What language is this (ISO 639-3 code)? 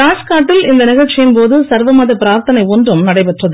tam